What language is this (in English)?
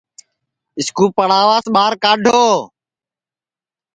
Sansi